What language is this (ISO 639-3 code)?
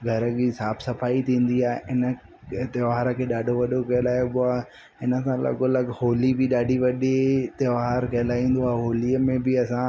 snd